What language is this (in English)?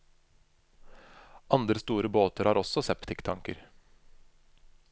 Norwegian